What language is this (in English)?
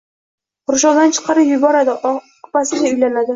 Uzbek